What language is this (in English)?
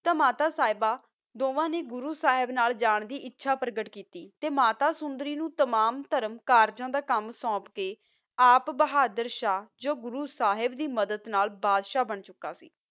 Punjabi